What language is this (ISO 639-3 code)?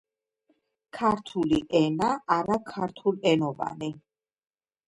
kat